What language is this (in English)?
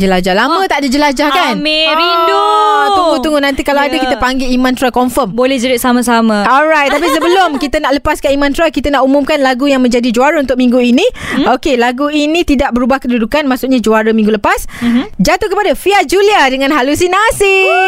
Malay